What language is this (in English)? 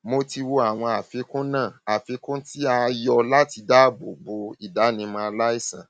Yoruba